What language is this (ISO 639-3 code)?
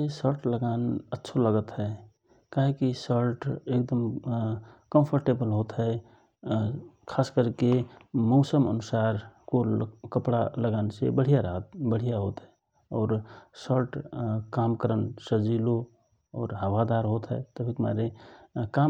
thr